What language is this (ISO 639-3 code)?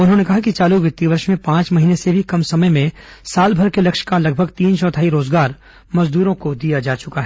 hin